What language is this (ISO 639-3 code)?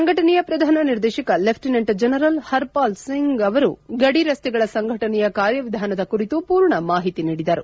kan